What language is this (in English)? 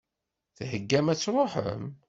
Kabyle